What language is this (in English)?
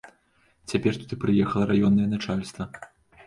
Belarusian